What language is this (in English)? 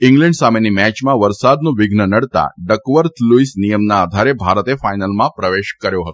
Gujarati